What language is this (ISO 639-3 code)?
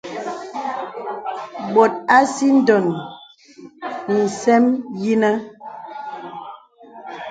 beb